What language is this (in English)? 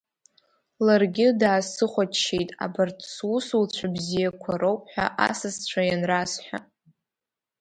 Abkhazian